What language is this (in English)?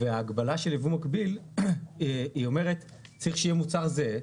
Hebrew